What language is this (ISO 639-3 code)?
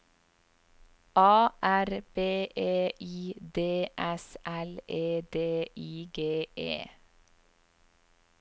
nor